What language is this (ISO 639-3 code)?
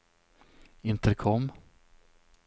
swe